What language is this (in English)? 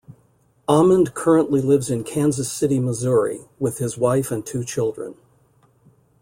English